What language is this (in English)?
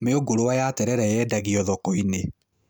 Kikuyu